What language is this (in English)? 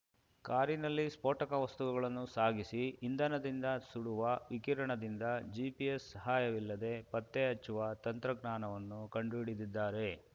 Kannada